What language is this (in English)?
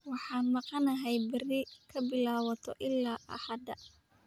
Somali